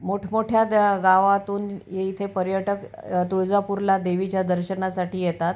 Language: Marathi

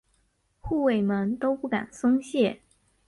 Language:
Chinese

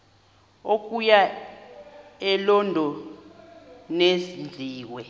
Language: Xhosa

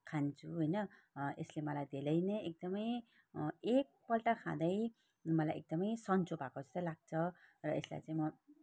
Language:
Nepali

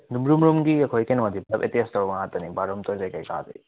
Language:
Manipuri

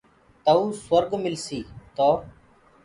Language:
Gurgula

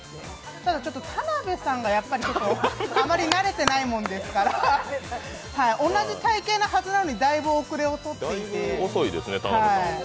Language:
Japanese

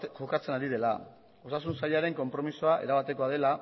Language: Basque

